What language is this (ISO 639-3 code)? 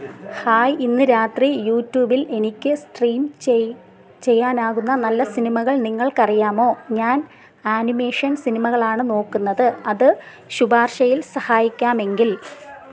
mal